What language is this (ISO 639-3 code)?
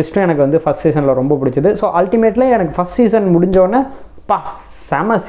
tam